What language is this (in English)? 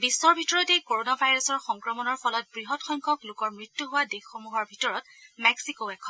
Assamese